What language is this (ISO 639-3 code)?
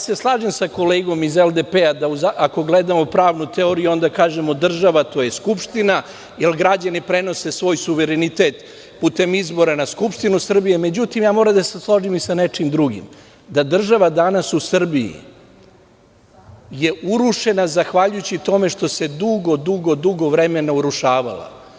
srp